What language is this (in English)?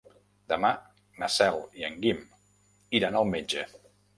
Catalan